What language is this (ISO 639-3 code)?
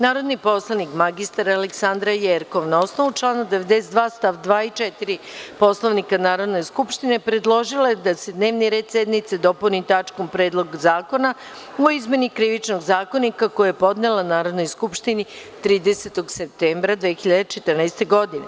srp